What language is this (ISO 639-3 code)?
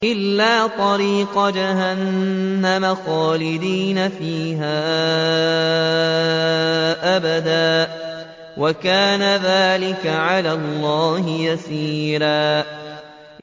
ara